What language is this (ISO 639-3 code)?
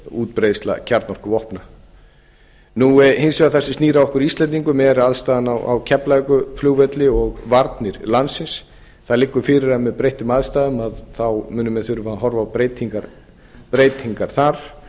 isl